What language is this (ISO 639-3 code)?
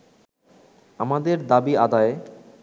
ben